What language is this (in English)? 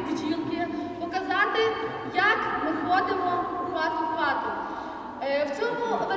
Ukrainian